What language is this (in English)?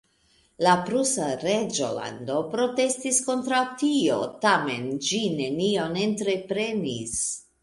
Esperanto